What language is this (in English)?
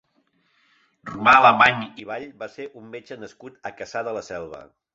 Catalan